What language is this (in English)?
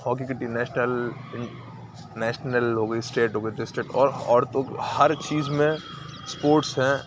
Urdu